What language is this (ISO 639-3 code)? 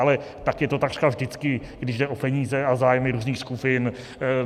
ces